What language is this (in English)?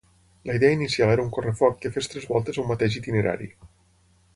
Catalan